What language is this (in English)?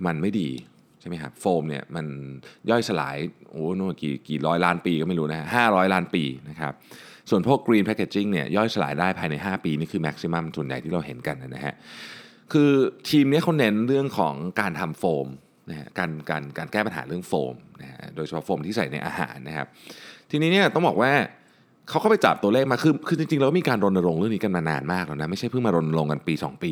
Thai